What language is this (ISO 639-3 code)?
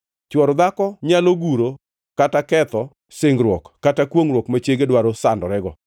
luo